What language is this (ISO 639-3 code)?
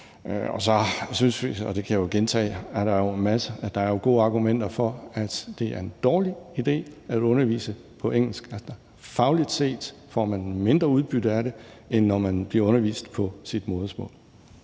dan